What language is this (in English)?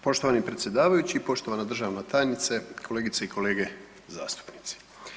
Croatian